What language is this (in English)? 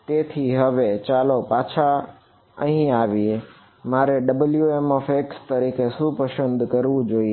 Gujarati